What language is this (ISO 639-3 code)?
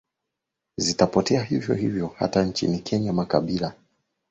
swa